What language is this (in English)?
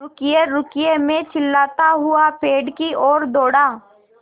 Hindi